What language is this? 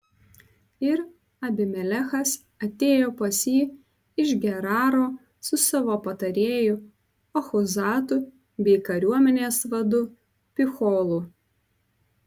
Lithuanian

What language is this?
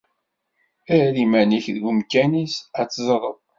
Kabyle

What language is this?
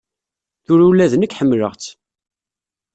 Kabyle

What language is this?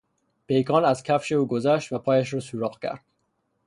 Persian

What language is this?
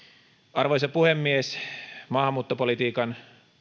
Finnish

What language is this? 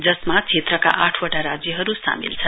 Nepali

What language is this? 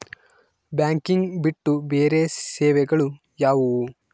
Kannada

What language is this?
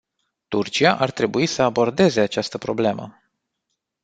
Romanian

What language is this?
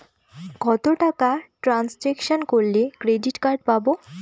Bangla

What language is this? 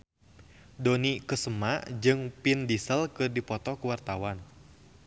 Sundanese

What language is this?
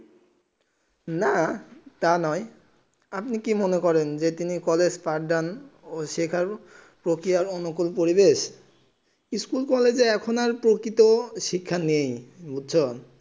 Bangla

